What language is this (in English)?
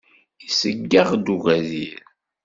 Kabyle